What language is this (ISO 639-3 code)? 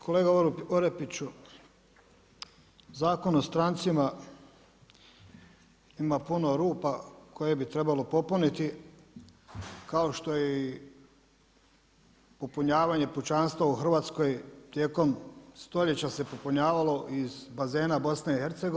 hrv